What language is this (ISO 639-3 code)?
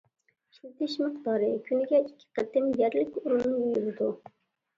uig